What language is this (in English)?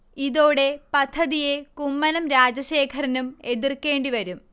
Malayalam